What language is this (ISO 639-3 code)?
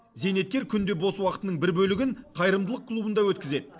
kaz